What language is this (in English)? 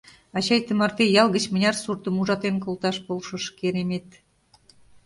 Mari